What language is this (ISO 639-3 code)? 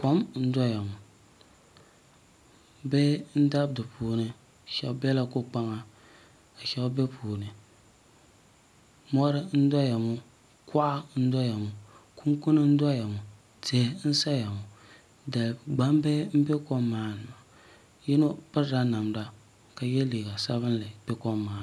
dag